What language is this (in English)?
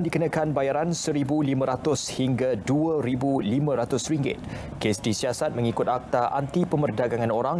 Malay